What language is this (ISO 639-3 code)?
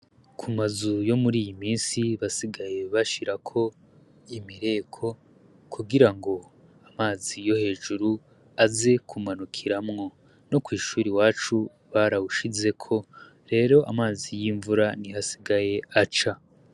run